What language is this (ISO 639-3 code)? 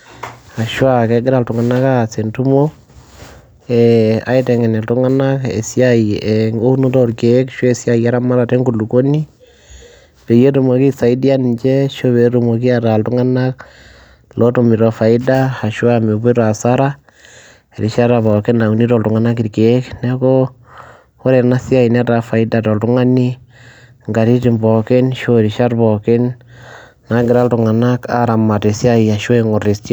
mas